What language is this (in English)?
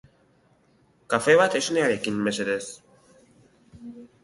Basque